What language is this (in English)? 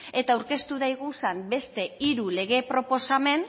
Basque